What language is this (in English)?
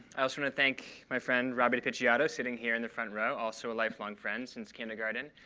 English